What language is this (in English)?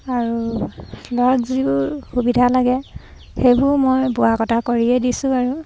Assamese